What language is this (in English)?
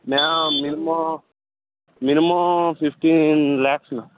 Telugu